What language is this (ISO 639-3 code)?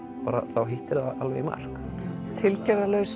isl